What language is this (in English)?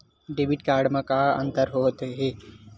Chhattisgarhi